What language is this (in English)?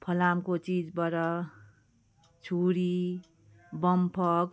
Nepali